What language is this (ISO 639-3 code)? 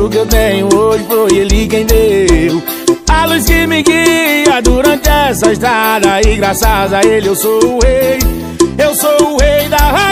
por